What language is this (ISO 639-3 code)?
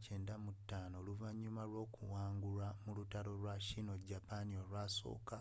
lug